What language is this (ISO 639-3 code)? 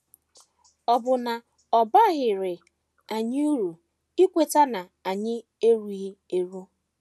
ibo